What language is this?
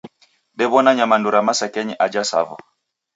Taita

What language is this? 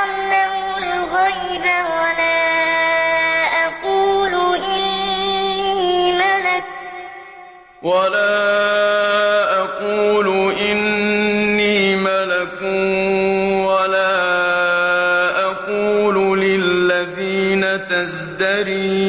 Arabic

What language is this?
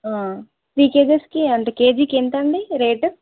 Telugu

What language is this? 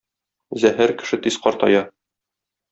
Tatar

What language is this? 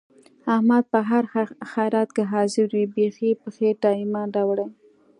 Pashto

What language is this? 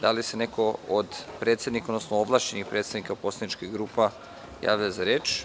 Serbian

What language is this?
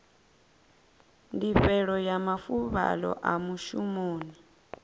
Venda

